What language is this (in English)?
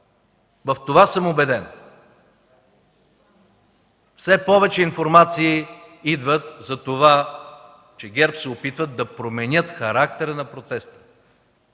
Bulgarian